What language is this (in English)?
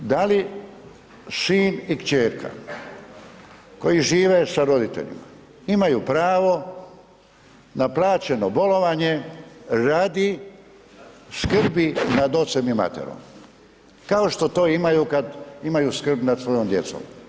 Croatian